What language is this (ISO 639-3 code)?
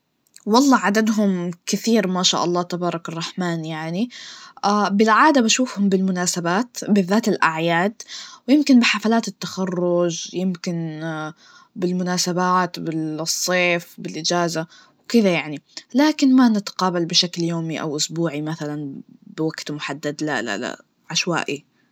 ars